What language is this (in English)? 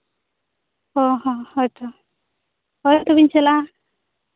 Santali